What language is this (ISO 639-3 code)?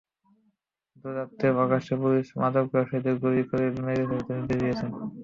ben